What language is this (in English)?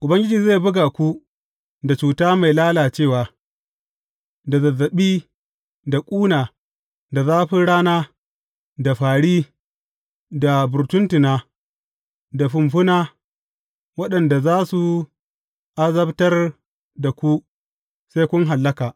Hausa